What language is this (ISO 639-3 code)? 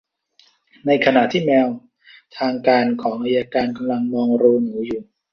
tha